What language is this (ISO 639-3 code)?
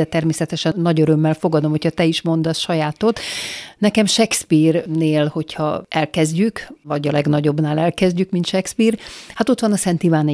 hun